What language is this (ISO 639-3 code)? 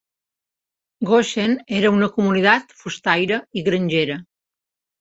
cat